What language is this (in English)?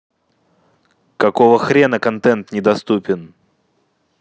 Russian